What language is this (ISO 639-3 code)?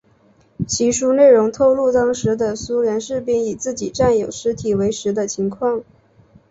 zho